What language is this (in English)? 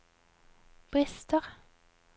Norwegian